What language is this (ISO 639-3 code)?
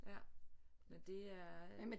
dan